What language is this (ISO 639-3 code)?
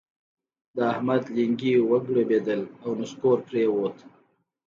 pus